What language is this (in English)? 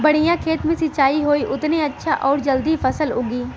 Bhojpuri